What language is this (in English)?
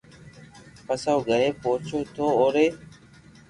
Loarki